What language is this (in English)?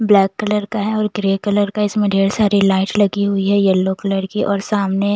Hindi